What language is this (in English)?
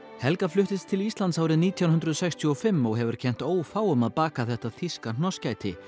Icelandic